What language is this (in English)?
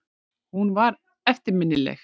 Icelandic